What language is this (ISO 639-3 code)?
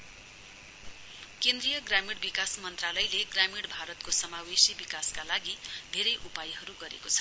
nep